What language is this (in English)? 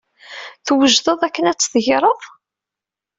Kabyle